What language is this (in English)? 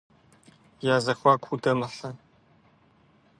Kabardian